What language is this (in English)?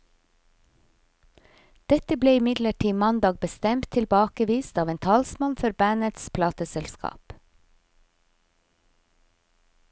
Norwegian